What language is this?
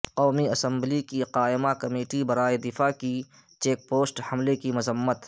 Urdu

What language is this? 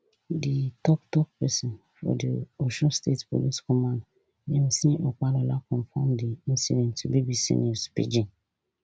Nigerian Pidgin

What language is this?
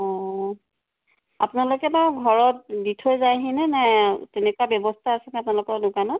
Assamese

